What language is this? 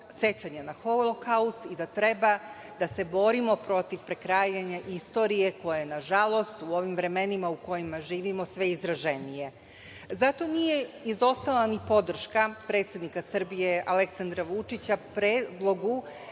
Serbian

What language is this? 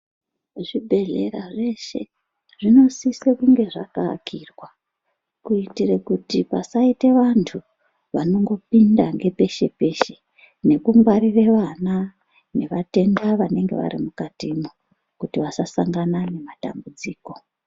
Ndau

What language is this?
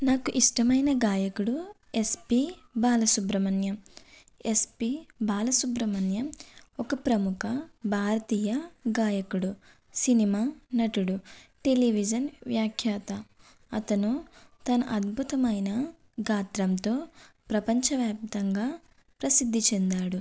Telugu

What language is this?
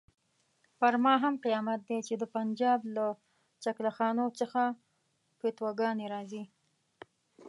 Pashto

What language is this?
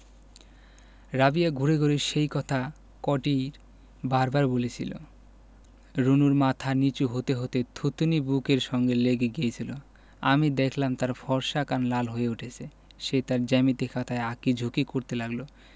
Bangla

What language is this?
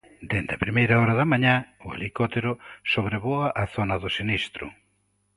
Galician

